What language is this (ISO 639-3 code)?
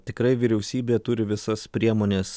lit